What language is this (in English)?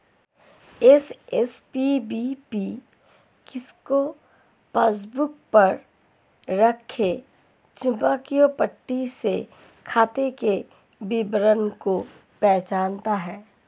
Hindi